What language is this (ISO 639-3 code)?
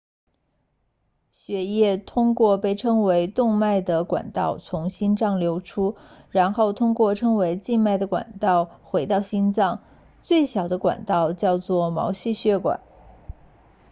zho